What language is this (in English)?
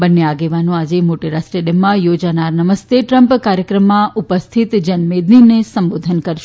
Gujarati